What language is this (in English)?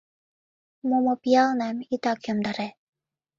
Mari